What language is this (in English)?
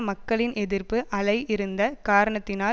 Tamil